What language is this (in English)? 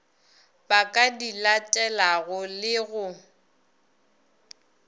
Northern Sotho